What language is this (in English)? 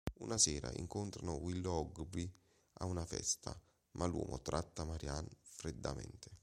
Italian